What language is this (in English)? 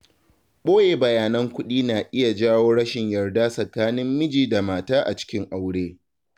Hausa